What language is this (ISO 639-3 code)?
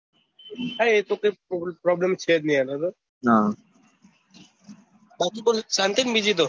guj